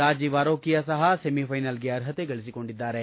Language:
Kannada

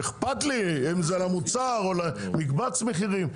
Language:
Hebrew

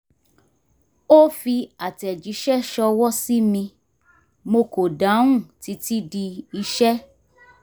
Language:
Yoruba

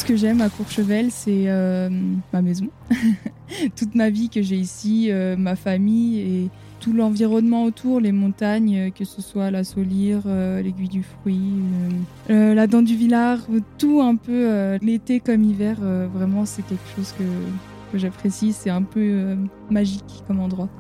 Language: French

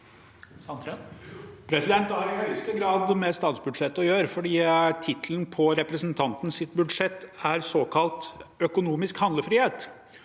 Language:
Norwegian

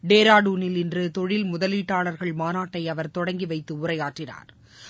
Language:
Tamil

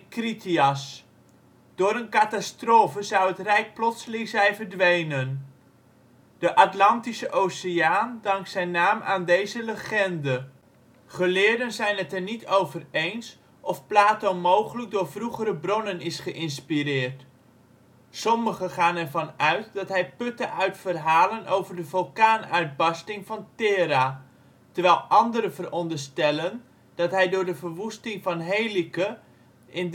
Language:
Dutch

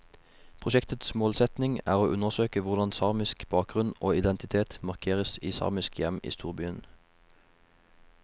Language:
Norwegian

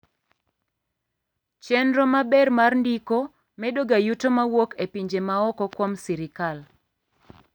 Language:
Luo (Kenya and Tanzania)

